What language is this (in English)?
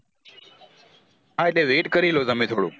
Gujarati